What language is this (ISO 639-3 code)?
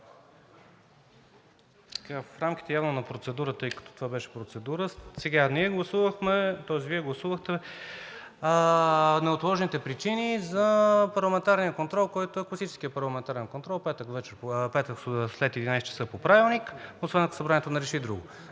bul